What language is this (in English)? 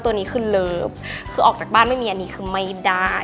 Thai